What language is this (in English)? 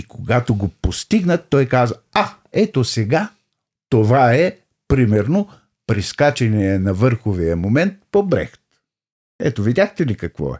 Bulgarian